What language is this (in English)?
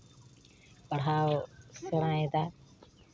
Santali